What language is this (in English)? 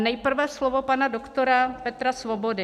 Czech